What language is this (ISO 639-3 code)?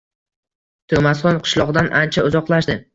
uzb